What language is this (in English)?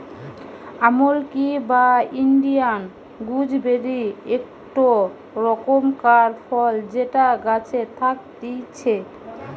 Bangla